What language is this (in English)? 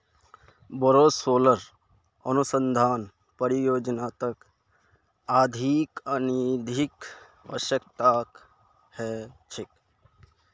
Magahi